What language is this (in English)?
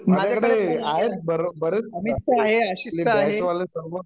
Marathi